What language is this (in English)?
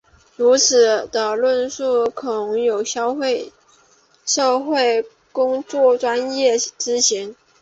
Chinese